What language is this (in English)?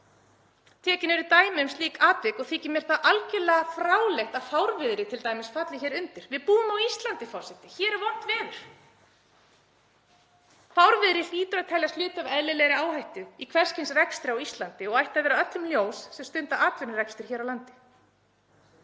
Icelandic